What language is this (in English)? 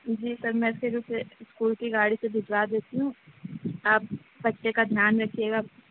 Urdu